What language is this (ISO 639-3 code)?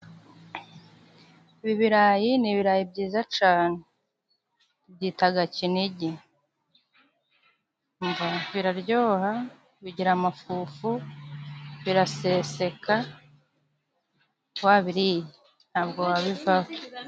kin